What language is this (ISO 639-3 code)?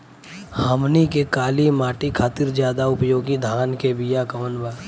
bho